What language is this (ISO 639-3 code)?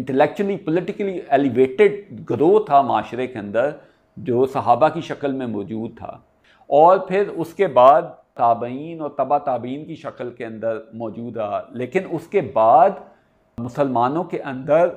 urd